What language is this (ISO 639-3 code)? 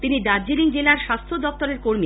ben